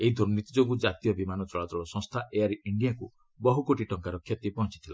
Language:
Odia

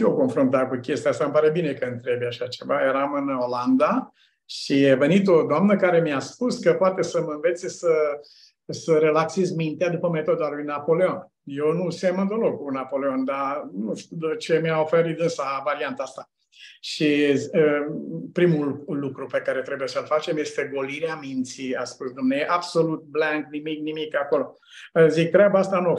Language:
Romanian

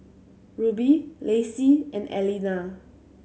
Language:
English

